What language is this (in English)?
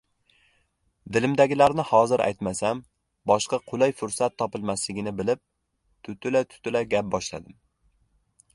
Uzbek